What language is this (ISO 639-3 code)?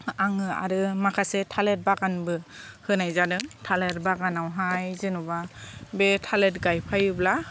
brx